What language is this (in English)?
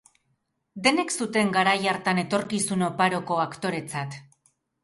Basque